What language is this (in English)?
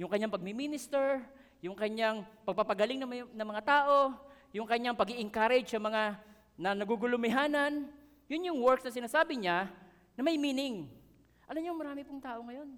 Filipino